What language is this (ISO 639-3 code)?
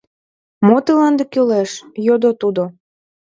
chm